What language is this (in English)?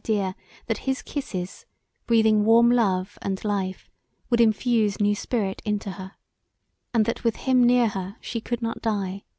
English